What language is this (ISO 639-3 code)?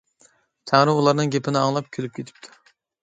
uig